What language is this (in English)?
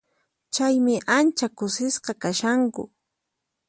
Puno Quechua